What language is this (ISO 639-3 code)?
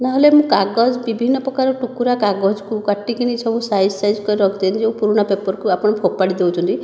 ori